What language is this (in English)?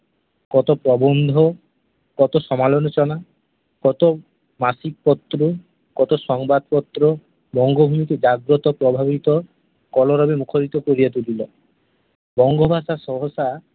Bangla